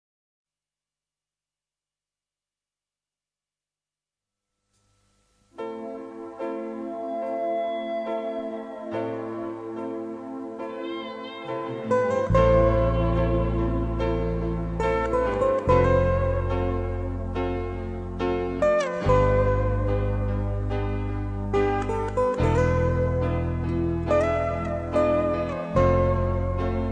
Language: Indonesian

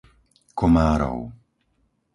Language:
Slovak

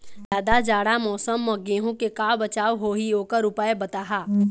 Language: Chhattisgarhi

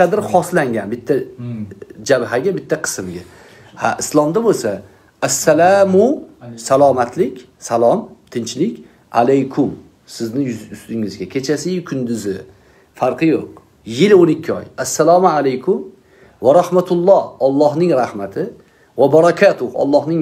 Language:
Turkish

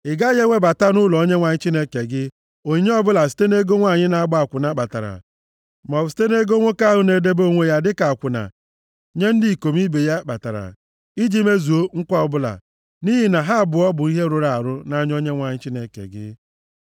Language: Igbo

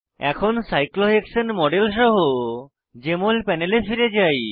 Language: Bangla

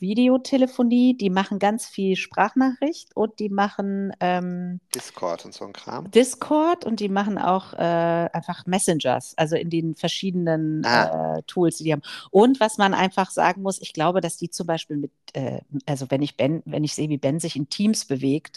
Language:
German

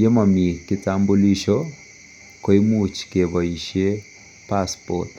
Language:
Kalenjin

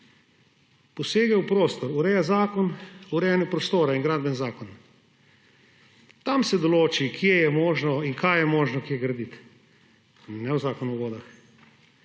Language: Slovenian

